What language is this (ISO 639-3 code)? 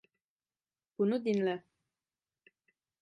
tur